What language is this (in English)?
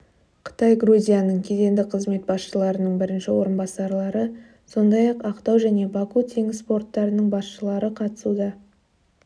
Kazakh